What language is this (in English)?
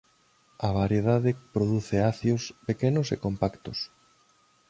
Galician